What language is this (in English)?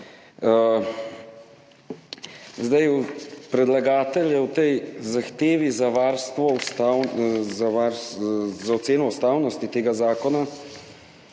Slovenian